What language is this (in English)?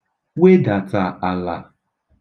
Igbo